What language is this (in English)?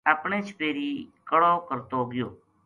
Gujari